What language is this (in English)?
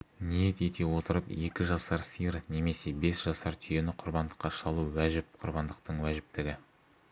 Kazakh